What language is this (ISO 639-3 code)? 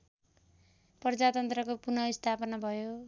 nep